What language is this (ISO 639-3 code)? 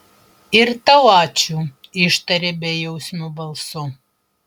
lit